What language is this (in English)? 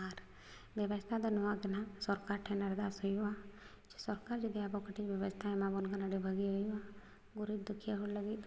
Santali